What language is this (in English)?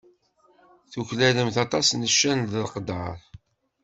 Kabyle